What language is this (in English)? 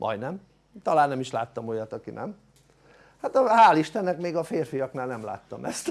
Hungarian